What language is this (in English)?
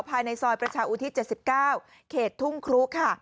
Thai